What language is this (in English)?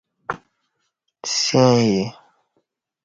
Kati